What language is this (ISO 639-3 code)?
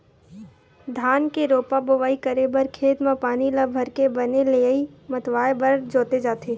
hne